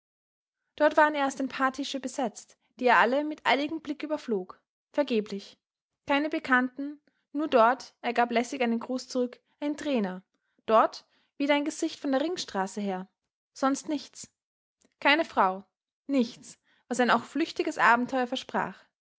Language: German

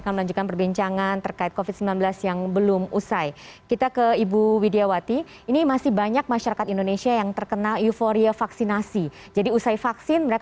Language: Indonesian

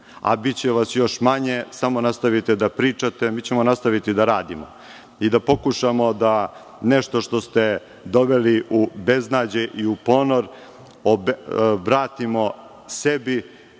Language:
Serbian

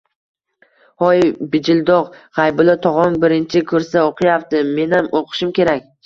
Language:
Uzbek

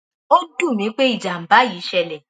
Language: Yoruba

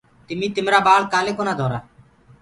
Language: Gurgula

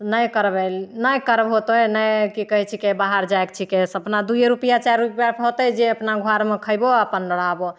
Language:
Maithili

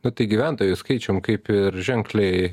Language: Lithuanian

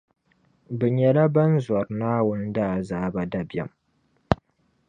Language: Dagbani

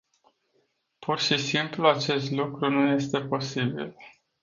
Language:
Romanian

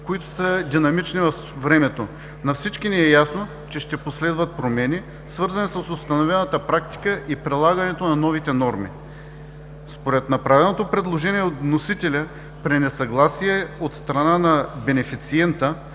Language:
Bulgarian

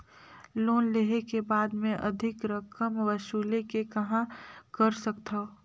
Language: Chhattisgarhi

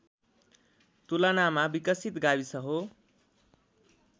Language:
Nepali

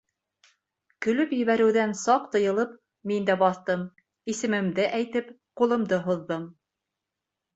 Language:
Bashkir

